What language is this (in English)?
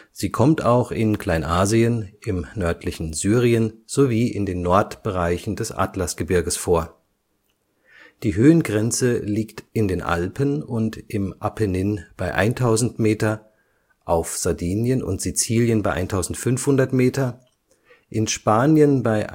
German